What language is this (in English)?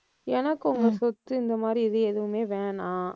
Tamil